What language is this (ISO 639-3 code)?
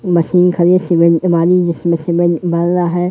hin